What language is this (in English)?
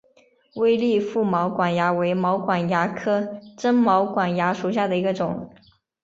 Chinese